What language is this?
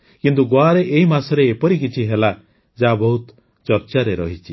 Odia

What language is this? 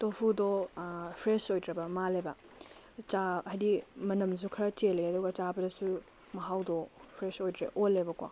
Manipuri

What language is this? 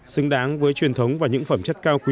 Vietnamese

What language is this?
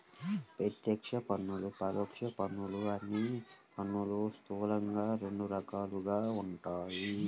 Telugu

